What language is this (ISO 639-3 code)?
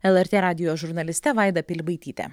lit